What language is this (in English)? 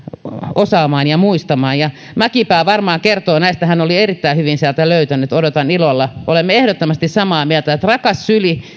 Finnish